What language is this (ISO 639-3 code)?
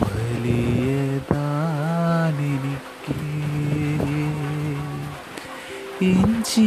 mal